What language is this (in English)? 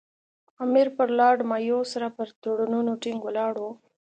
Pashto